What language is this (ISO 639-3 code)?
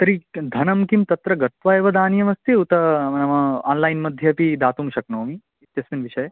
san